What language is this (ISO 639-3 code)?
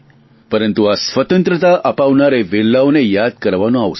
guj